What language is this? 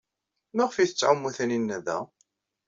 Kabyle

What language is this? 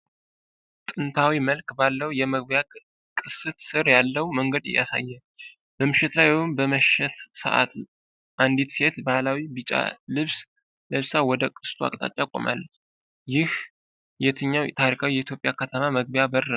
Amharic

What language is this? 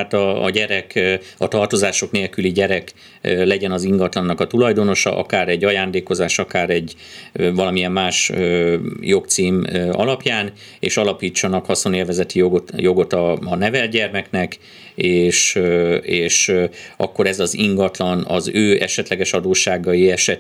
Hungarian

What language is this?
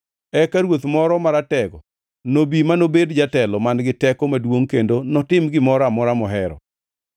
Luo (Kenya and Tanzania)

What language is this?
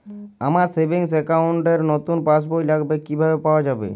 Bangla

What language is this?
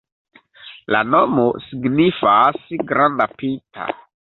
Esperanto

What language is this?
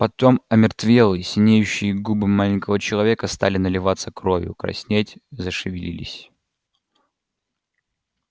Russian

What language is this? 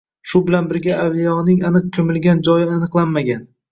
Uzbek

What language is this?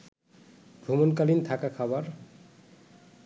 Bangla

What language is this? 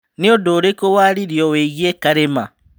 Kikuyu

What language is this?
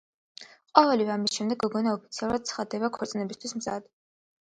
Georgian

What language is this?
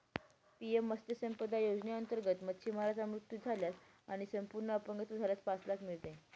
Marathi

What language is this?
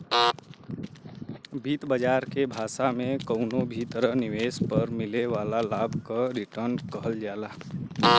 Bhojpuri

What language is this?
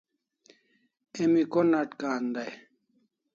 Kalasha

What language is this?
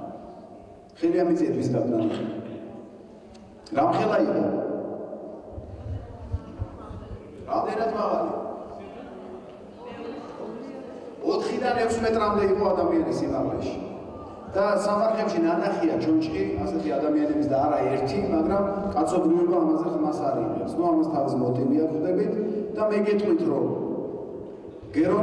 Romanian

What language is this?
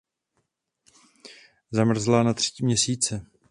Czech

